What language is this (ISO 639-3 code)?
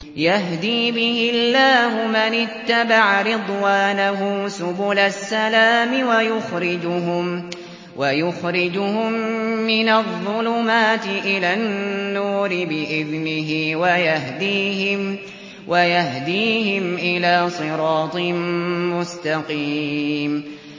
ara